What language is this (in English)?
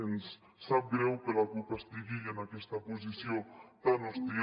Catalan